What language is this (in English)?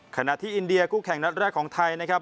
Thai